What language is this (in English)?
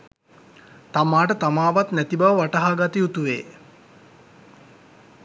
Sinhala